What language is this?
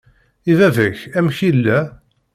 Kabyle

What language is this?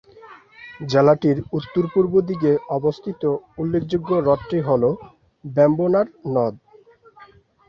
Bangla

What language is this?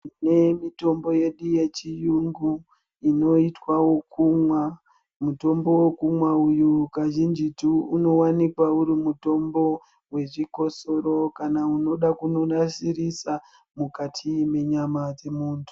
Ndau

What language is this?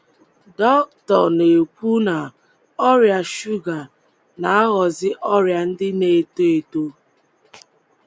Igbo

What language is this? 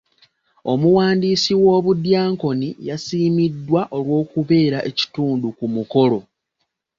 Ganda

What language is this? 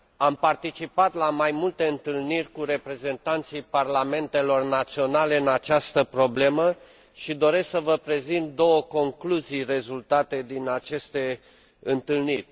Romanian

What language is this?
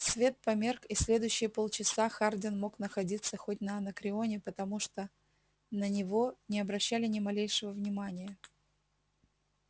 Russian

